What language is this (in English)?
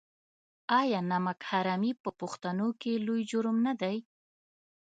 Pashto